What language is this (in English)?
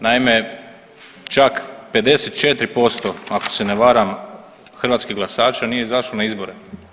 Croatian